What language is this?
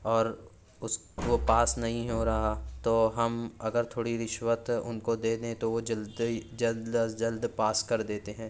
Urdu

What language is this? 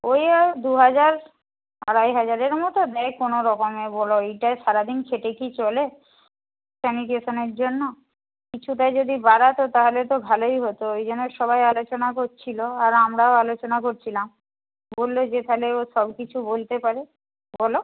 Bangla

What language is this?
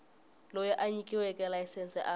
Tsonga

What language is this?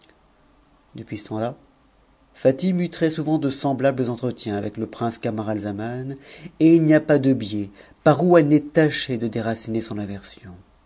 French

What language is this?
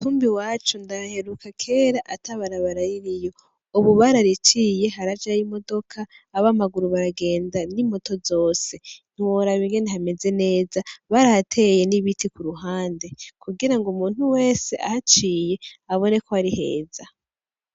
Rundi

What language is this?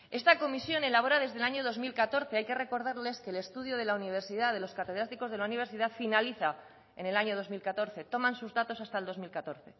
Spanish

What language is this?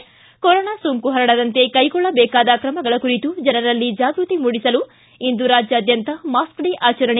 Kannada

